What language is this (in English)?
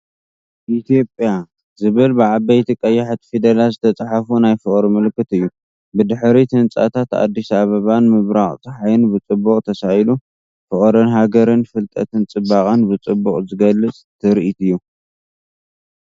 Tigrinya